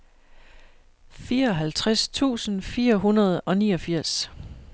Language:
Danish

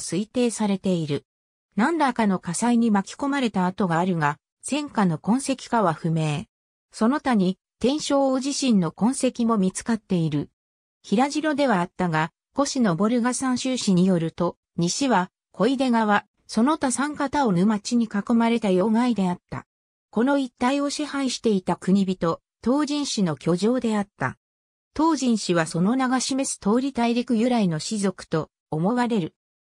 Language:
Japanese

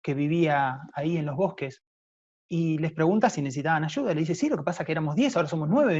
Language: Spanish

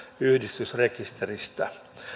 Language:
Finnish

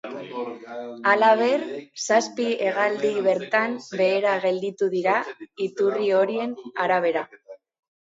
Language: Basque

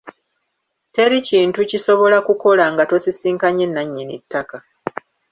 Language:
Ganda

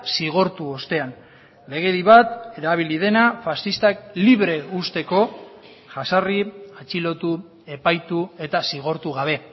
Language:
Basque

